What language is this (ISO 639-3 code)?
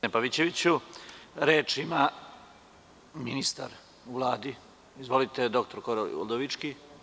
srp